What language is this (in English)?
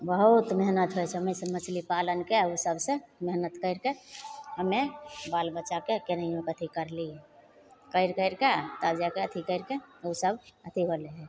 Maithili